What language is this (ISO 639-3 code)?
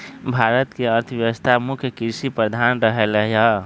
mag